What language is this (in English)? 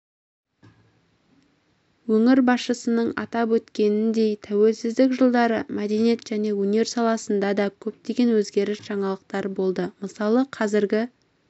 Kazakh